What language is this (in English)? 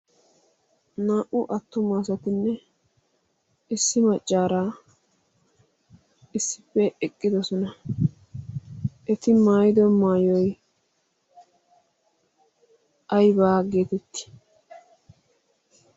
Wolaytta